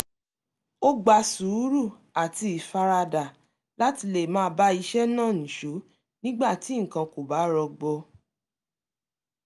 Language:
Yoruba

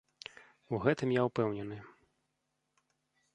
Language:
Belarusian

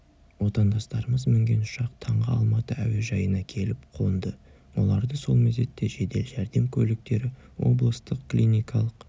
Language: Kazakh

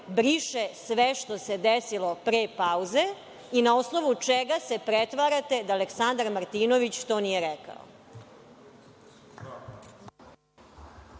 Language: Serbian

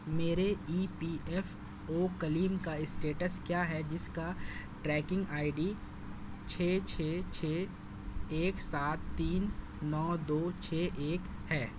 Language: Urdu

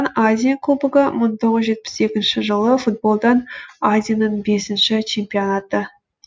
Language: Kazakh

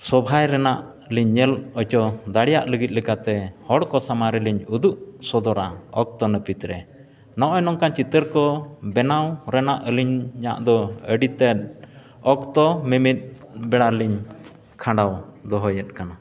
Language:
Santali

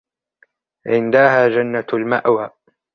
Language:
Arabic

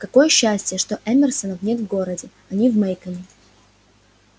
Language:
Russian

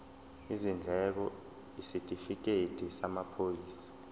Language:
Zulu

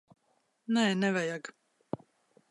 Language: Latvian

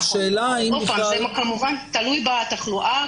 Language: Hebrew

